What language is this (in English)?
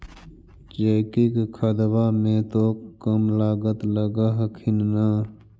Magahi